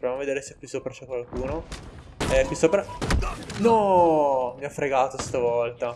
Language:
Italian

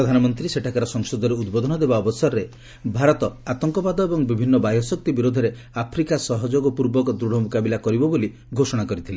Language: Odia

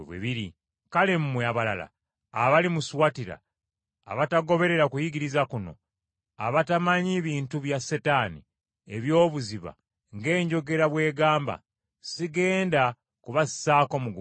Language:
Ganda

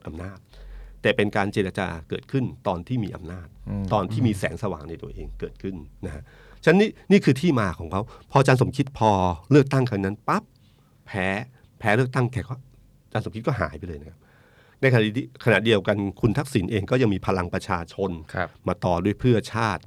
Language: Thai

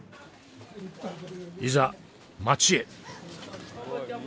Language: Japanese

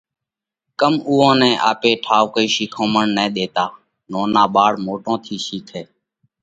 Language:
Parkari Koli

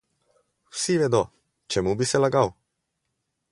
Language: Slovenian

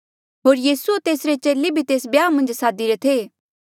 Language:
Mandeali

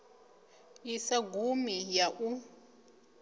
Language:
Venda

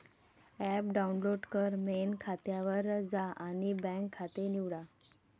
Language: Marathi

